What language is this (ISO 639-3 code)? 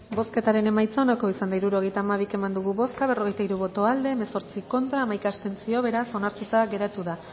eus